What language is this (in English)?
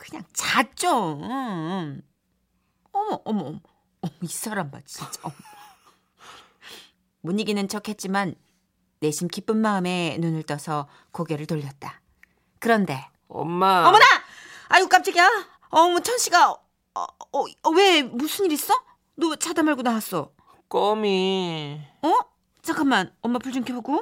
Korean